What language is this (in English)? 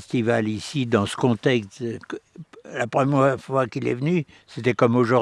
French